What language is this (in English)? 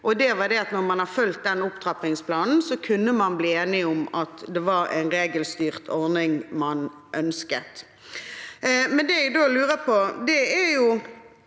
Norwegian